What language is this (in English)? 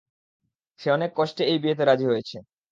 Bangla